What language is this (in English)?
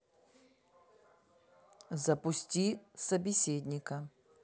Russian